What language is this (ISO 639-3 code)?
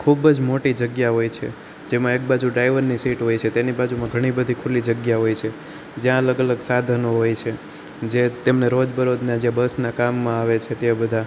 guj